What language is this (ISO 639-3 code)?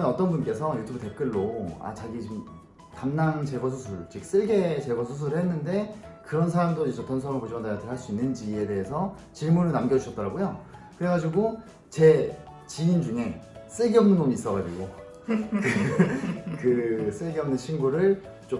kor